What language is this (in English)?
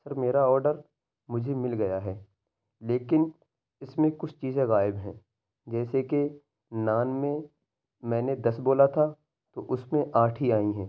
Urdu